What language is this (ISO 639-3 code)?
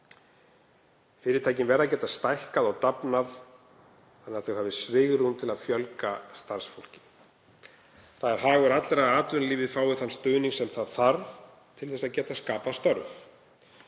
isl